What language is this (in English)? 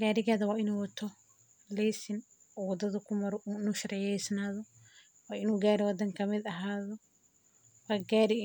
Somali